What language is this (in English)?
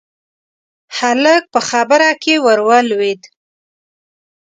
Pashto